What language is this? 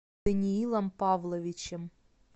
Russian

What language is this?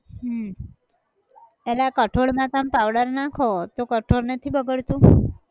Gujarati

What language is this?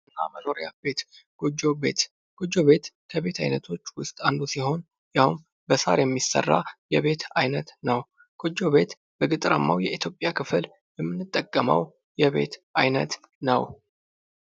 Amharic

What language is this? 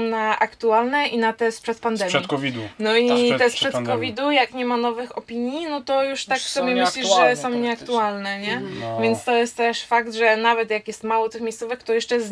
Polish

